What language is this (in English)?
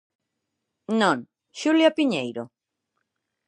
Galician